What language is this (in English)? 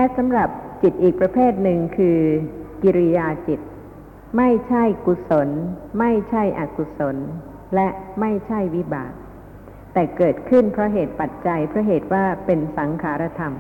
Thai